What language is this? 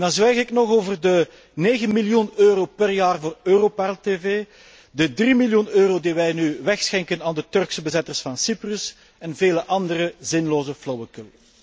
Dutch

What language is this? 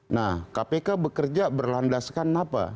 Indonesian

